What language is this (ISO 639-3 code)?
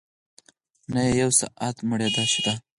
pus